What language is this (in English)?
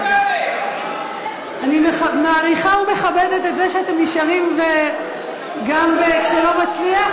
Hebrew